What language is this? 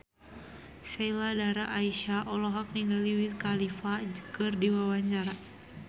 Sundanese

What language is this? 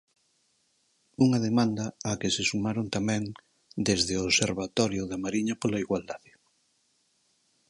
Galician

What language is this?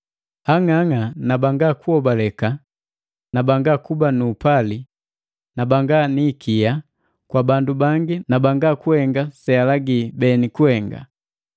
Matengo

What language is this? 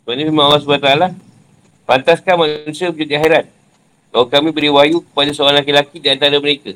Malay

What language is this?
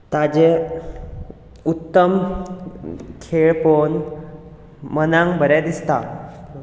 Konkani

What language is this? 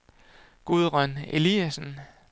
Danish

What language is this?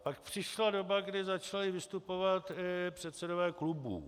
Czech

